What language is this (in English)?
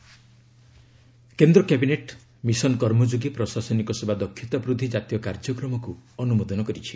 Odia